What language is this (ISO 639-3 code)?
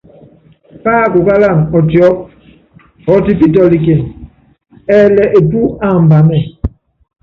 yav